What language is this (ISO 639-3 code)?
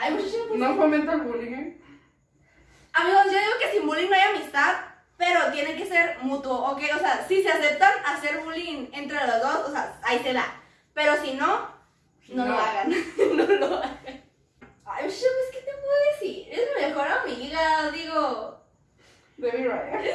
spa